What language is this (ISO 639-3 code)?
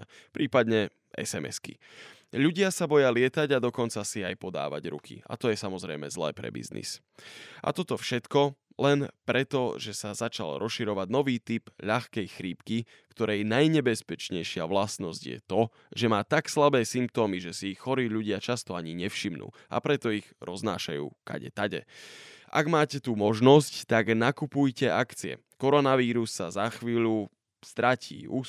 slk